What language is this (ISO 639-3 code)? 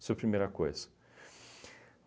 por